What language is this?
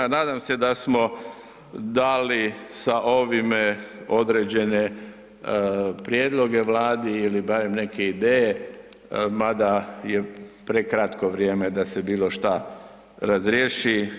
Croatian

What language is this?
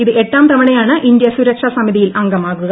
Malayalam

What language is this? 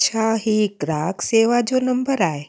Sindhi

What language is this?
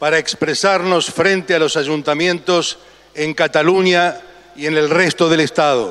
Spanish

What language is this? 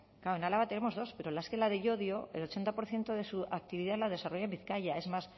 Spanish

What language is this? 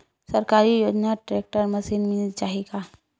Chhattisgarhi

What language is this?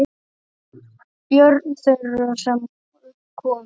Icelandic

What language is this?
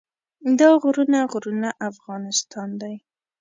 Pashto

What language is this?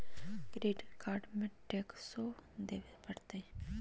Magahi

